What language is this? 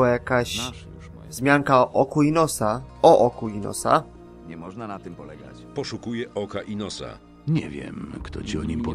Polish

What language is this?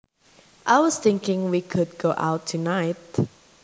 Javanese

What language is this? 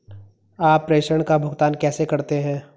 Hindi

